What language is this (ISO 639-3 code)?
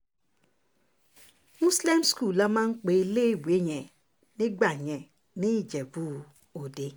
yor